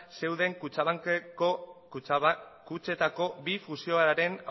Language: Basque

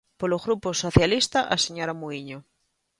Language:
Galician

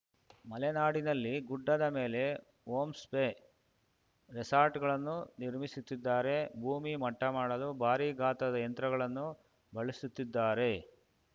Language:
Kannada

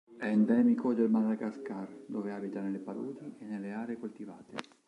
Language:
Italian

